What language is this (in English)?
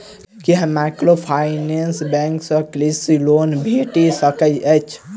Maithili